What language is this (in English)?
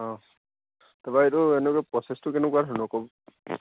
Assamese